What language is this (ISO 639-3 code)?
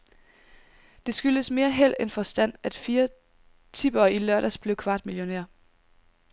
dan